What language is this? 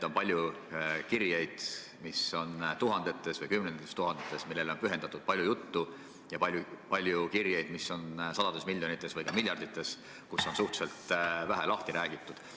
Estonian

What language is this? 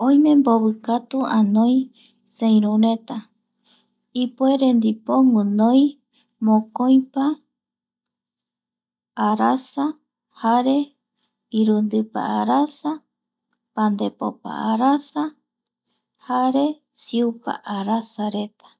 Eastern Bolivian Guaraní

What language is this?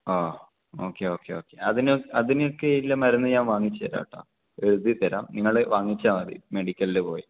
Malayalam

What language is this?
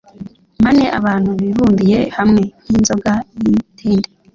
Kinyarwanda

